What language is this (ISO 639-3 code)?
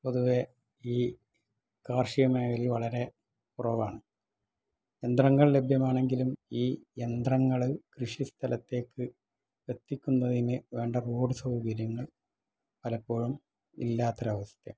mal